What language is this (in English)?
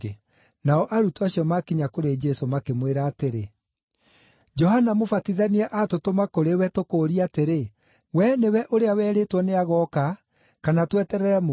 Kikuyu